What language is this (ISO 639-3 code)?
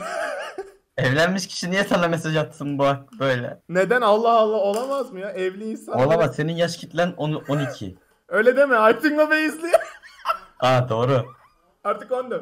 tur